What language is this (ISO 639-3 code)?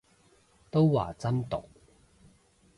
yue